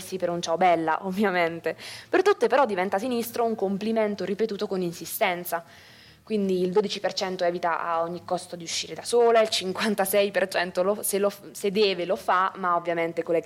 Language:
Italian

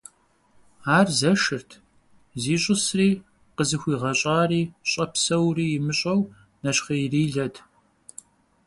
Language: Kabardian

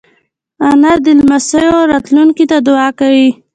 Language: Pashto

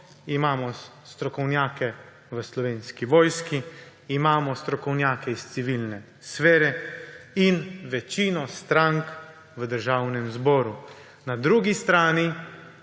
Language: Slovenian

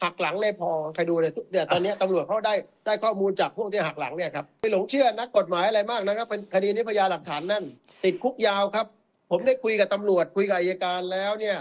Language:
Thai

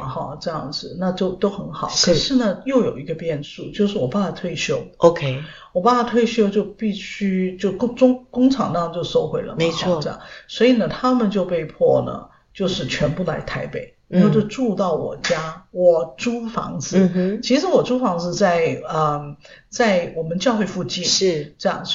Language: Chinese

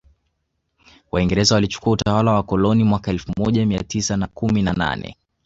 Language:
Swahili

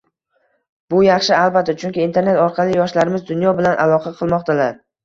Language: Uzbek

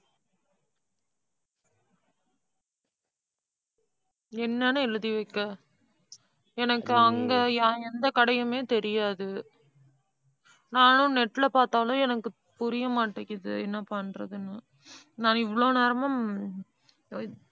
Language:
Tamil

